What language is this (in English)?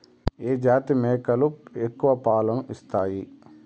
Telugu